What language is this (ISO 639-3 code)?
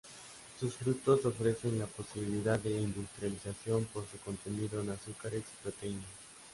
spa